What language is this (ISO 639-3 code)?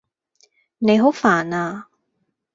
yue